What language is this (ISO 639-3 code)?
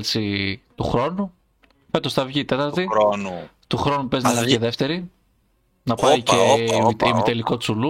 ell